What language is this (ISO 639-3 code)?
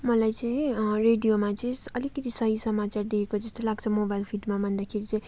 nep